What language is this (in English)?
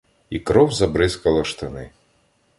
Ukrainian